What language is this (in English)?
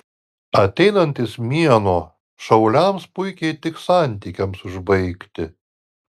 Lithuanian